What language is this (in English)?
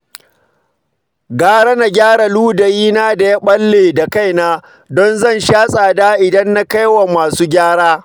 Hausa